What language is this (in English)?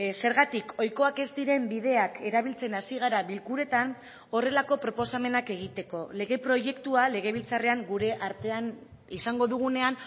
Basque